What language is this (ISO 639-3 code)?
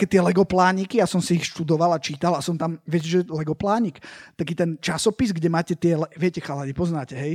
slk